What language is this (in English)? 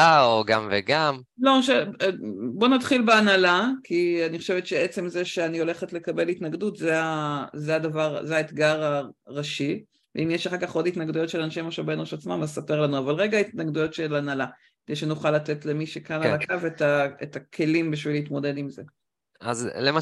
Hebrew